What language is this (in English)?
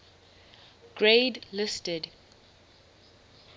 English